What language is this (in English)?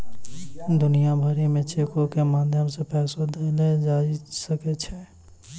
Maithili